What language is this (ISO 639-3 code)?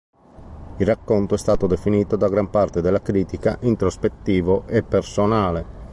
ita